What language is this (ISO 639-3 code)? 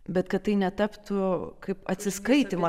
lit